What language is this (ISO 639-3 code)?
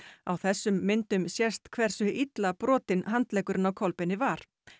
isl